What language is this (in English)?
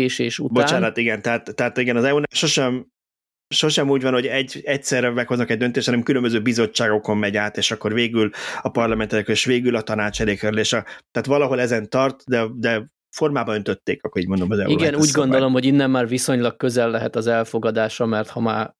Hungarian